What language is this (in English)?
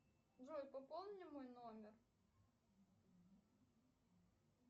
Russian